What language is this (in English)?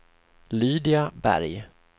Swedish